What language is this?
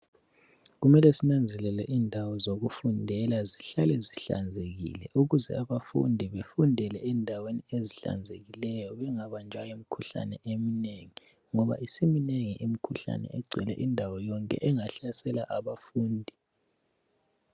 North Ndebele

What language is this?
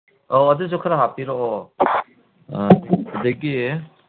Manipuri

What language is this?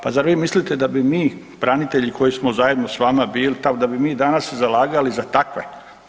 Croatian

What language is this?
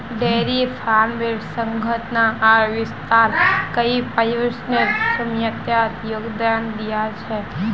Magahi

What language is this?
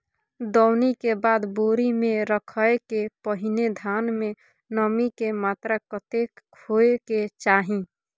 Maithili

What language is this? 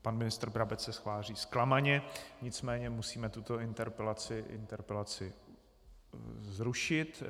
Czech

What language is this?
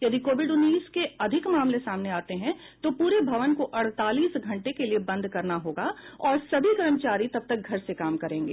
Hindi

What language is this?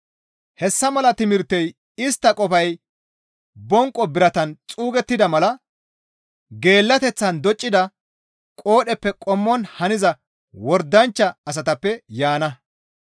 Gamo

